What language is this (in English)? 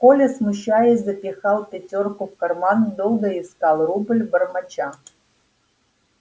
Russian